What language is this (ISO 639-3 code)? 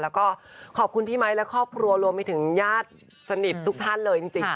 tha